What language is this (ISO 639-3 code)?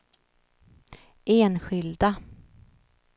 swe